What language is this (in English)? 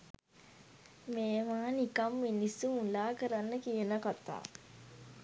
Sinhala